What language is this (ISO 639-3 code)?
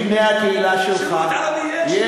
heb